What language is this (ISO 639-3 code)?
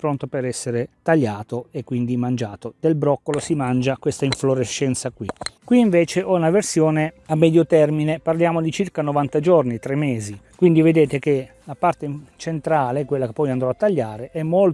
ita